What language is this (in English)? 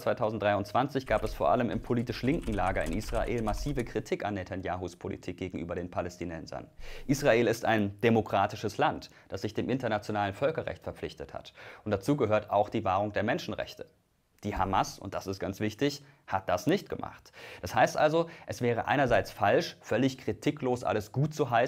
German